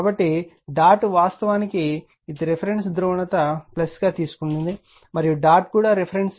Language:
Telugu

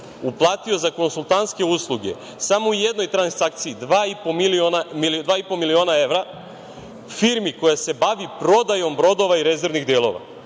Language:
Serbian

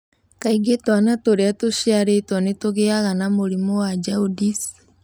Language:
Kikuyu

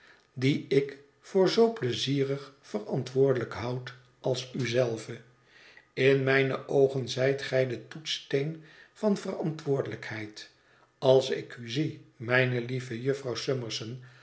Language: Dutch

